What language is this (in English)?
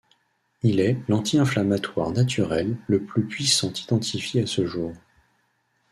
French